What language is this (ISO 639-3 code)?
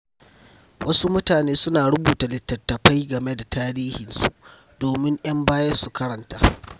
hau